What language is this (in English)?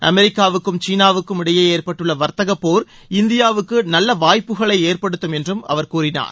Tamil